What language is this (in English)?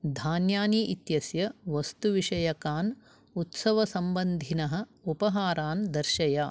Sanskrit